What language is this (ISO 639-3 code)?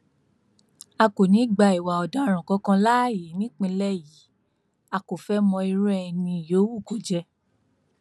yor